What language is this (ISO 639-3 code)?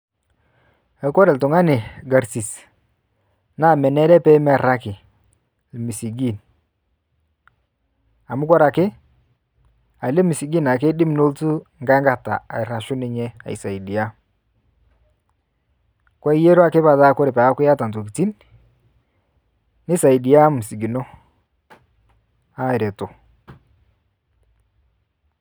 mas